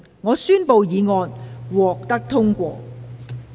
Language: Cantonese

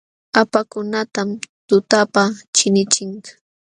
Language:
Jauja Wanca Quechua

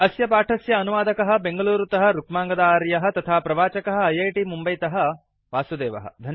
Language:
Sanskrit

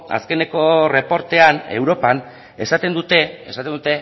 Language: Basque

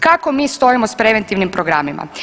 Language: Croatian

